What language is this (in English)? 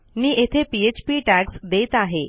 Marathi